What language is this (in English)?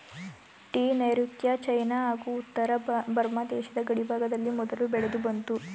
Kannada